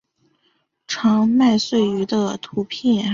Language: Chinese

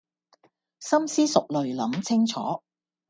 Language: Cantonese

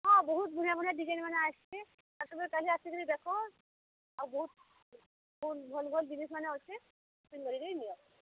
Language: Odia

